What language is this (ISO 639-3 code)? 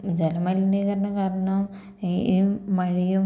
mal